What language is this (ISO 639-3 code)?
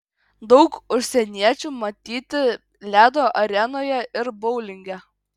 lit